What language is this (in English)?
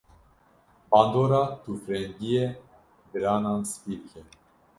Kurdish